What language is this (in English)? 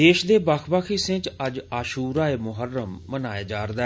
Dogri